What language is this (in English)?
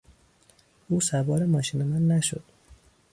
Persian